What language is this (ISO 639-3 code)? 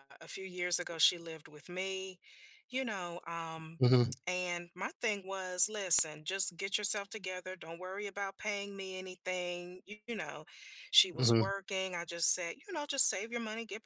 eng